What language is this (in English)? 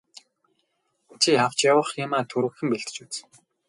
Mongolian